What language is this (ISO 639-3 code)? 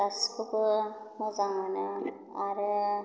brx